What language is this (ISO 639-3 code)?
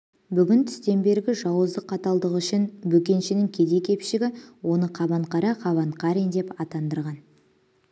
kaz